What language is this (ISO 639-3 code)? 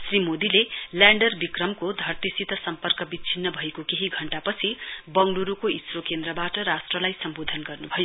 nep